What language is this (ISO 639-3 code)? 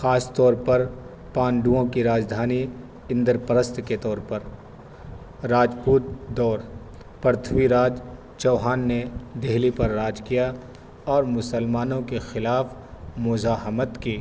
urd